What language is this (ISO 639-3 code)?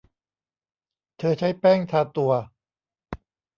tha